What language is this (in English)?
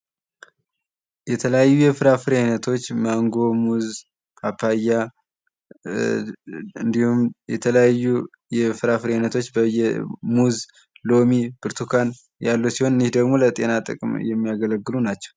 Amharic